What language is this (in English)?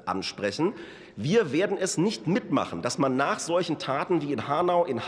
German